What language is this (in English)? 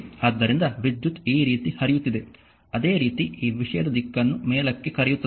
Kannada